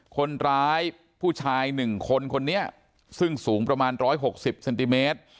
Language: Thai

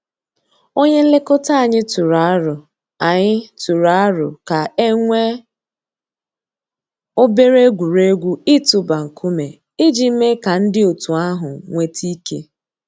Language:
Igbo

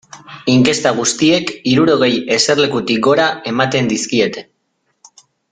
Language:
Basque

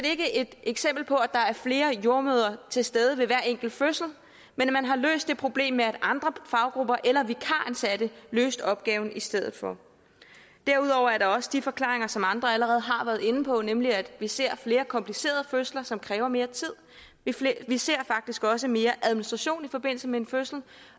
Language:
Danish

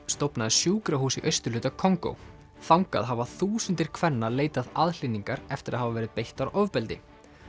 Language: Icelandic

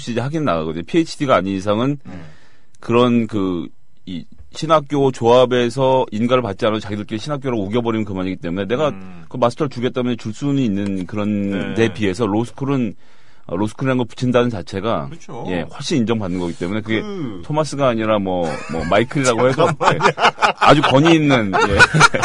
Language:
Korean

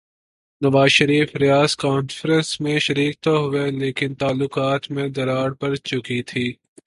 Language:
Urdu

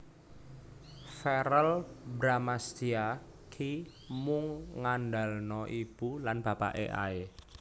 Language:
Javanese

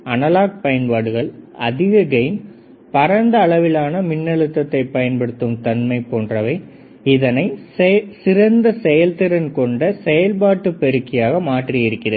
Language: Tamil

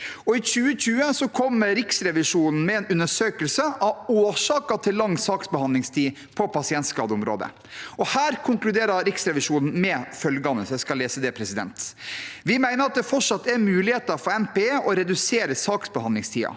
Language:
Norwegian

